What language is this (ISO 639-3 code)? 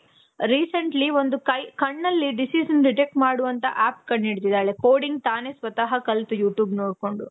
kan